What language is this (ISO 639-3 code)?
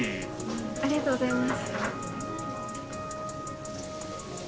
jpn